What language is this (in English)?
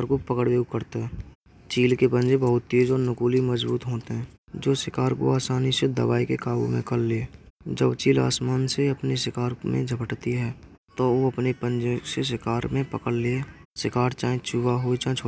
Braj